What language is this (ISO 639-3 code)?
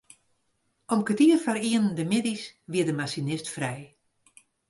fry